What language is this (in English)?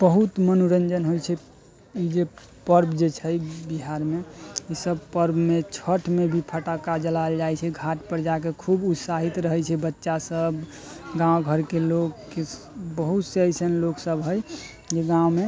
Maithili